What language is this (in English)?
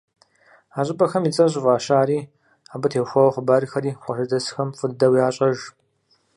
Kabardian